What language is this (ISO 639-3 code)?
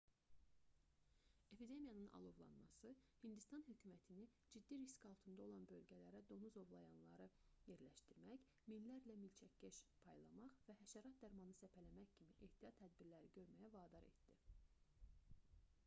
aze